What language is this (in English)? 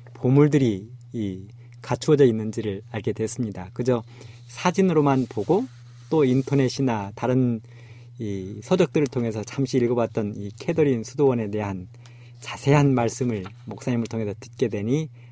Korean